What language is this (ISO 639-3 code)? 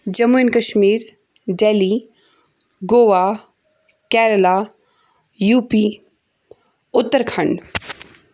kas